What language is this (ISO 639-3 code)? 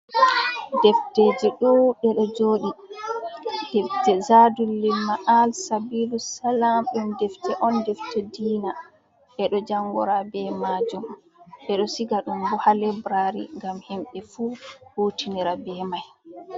ful